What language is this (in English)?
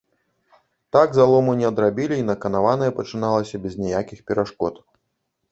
Belarusian